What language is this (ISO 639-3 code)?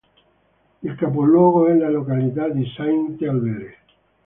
ita